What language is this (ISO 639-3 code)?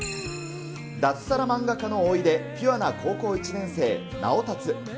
jpn